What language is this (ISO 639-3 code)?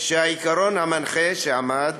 heb